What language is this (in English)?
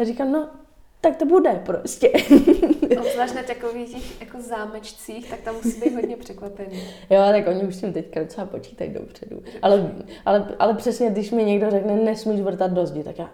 Czech